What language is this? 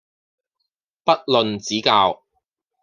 Cantonese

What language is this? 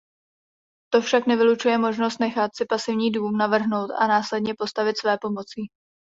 Czech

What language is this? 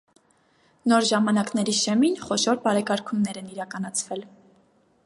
Armenian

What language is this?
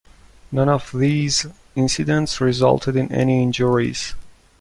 English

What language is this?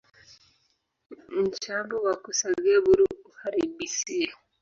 Swahili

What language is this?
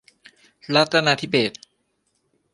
Thai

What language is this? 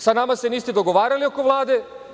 Serbian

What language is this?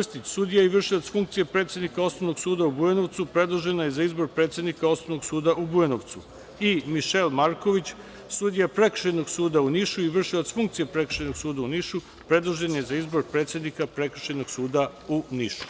Serbian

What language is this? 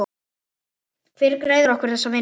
Icelandic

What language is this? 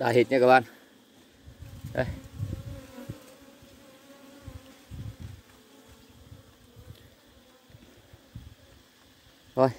Vietnamese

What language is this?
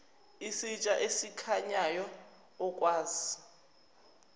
Zulu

